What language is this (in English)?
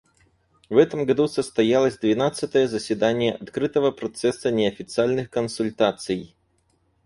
Russian